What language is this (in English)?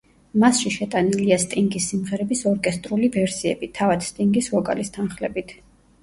Georgian